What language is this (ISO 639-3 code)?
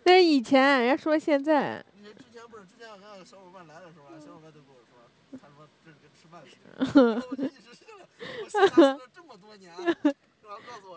zho